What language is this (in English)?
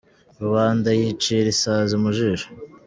Kinyarwanda